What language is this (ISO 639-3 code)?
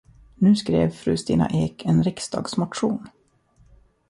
swe